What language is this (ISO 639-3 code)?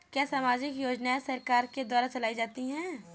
hin